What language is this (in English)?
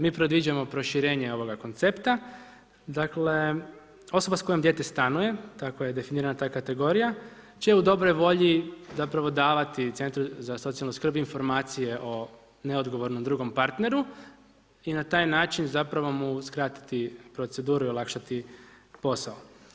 Croatian